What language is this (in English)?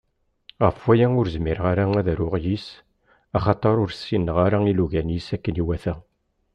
Kabyle